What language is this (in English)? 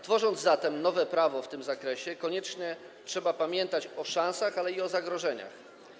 Polish